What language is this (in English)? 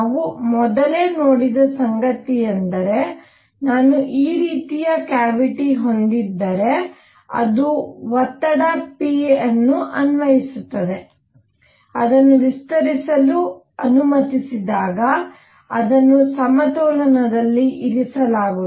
Kannada